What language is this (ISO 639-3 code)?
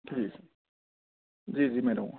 urd